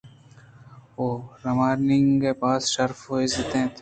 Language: Eastern Balochi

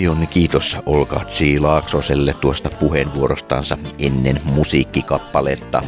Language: Finnish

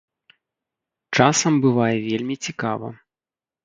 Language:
Belarusian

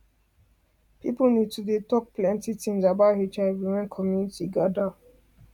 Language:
Nigerian Pidgin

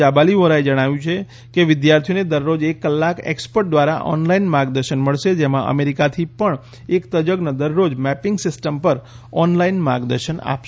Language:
Gujarati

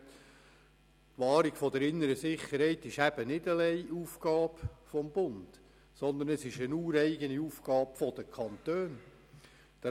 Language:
Swiss German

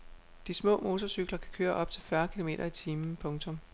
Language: Danish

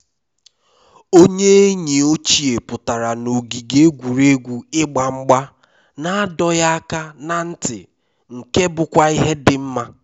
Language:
Igbo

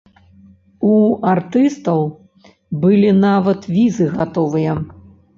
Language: Belarusian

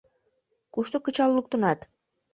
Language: Mari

